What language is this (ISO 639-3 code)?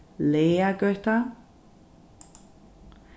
fao